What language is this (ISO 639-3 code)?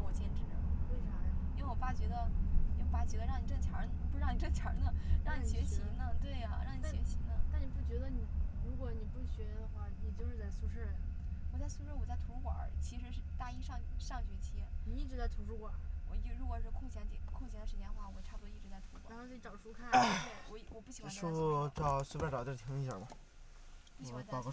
zho